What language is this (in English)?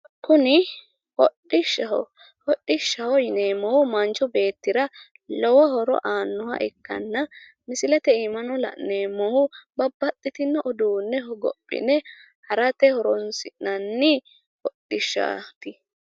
Sidamo